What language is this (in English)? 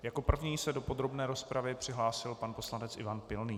Czech